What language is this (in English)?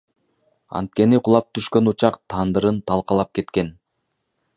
Kyrgyz